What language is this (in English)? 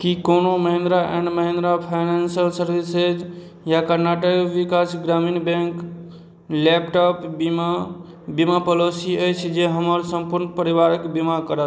Maithili